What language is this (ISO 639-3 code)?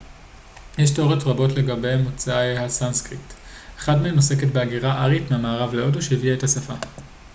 heb